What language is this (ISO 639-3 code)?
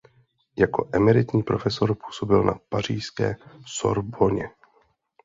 ces